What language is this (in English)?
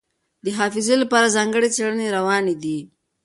Pashto